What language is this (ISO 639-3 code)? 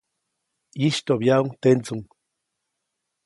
zoc